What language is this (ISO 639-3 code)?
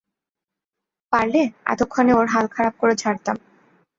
ben